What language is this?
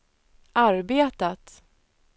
Swedish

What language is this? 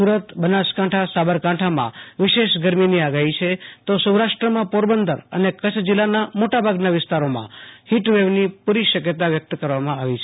Gujarati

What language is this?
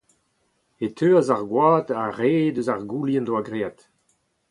Breton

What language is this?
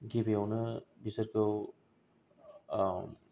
Bodo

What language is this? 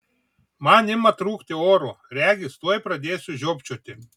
Lithuanian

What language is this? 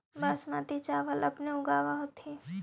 Magahi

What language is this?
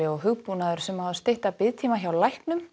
Icelandic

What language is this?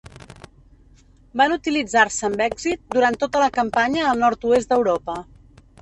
Catalan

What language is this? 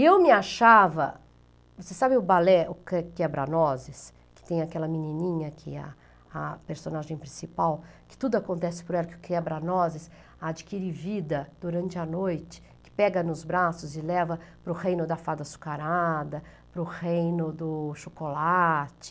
Portuguese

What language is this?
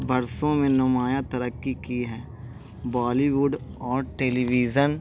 Urdu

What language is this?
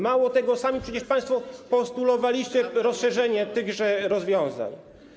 Polish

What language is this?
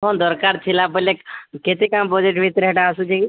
Odia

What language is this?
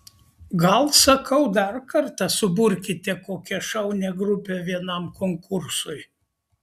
Lithuanian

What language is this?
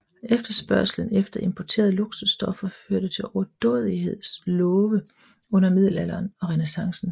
Danish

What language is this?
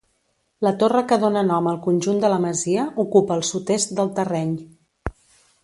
Catalan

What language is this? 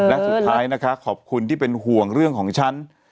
Thai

